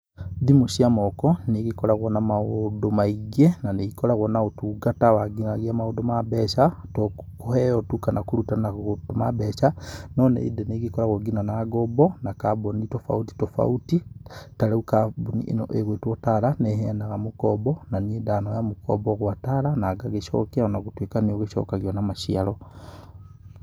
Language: Kikuyu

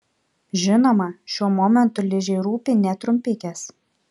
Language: Lithuanian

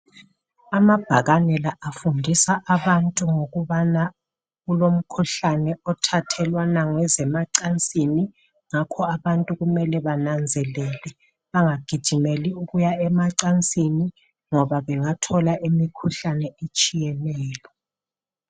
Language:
North Ndebele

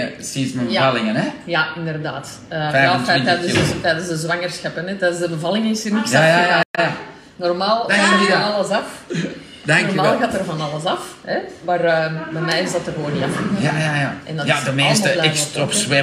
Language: Dutch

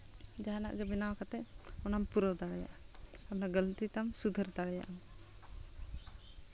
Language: Santali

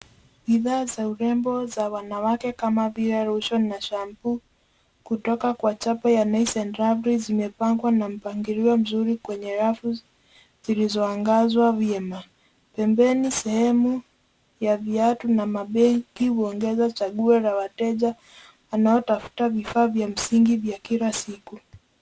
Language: Swahili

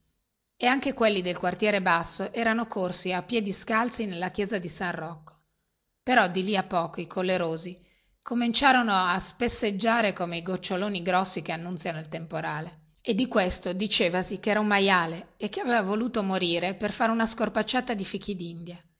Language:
Italian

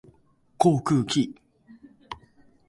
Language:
Japanese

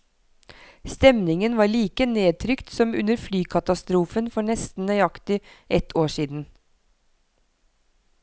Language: Norwegian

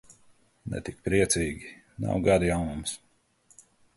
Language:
Latvian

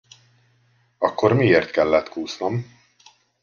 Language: Hungarian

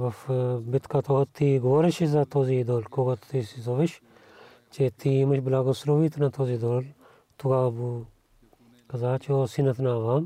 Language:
Bulgarian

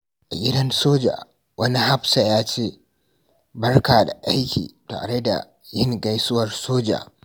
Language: Hausa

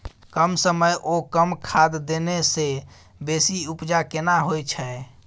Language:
Maithili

